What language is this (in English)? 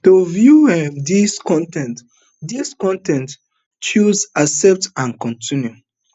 Nigerian Pidgin